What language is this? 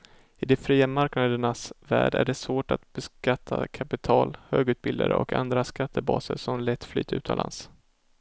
Swedish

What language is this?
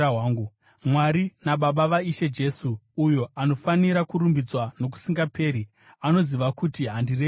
Shona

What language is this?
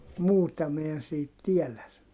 Finnish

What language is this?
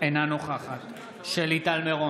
Hebrew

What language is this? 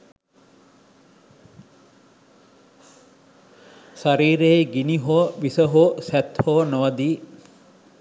Sinhala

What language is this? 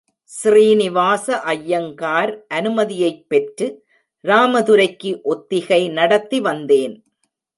Tamil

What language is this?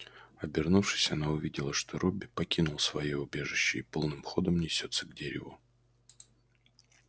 Russian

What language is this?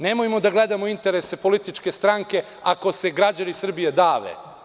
Serbian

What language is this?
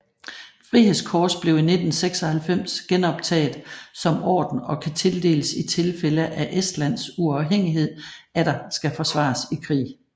Danish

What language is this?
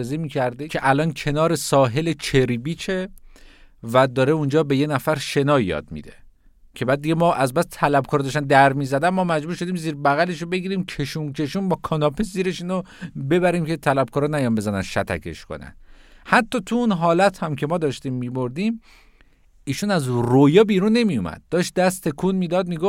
Persian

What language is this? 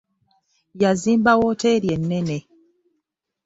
Ganda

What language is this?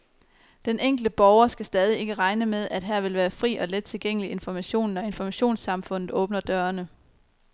Danish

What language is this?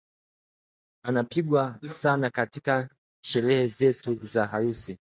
Swahili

